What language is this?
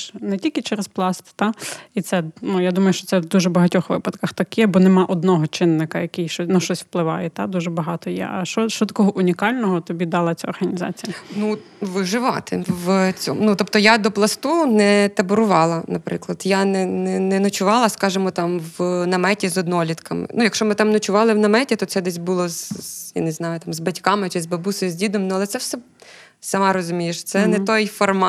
Ukrainian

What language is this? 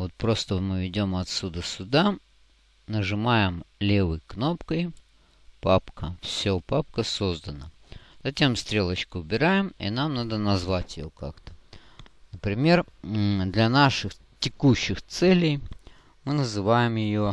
Russian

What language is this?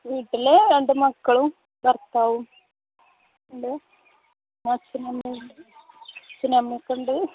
Malayalam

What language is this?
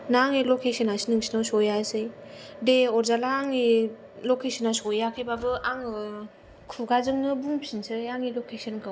Bodo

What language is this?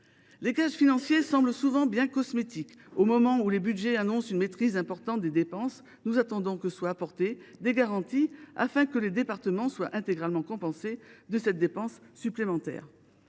French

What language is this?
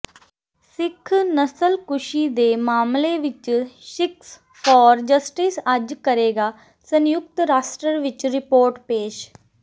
Punjabi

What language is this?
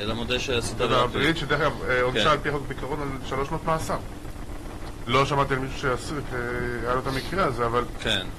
Hebrew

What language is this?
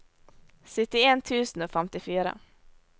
Norwegian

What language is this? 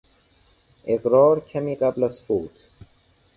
Persian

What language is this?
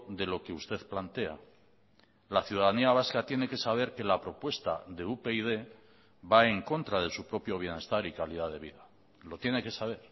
Spanish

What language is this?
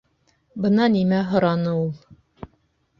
Bashkir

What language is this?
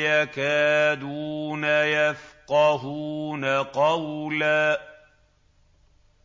Arabic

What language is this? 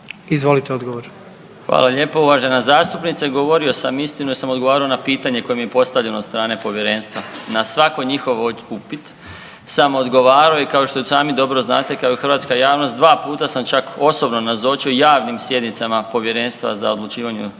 Croatian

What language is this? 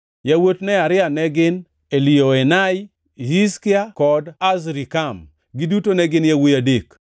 Luo (Kenya and Tanzania)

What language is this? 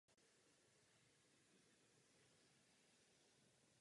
Czech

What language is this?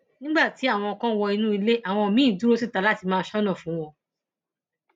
Yoruba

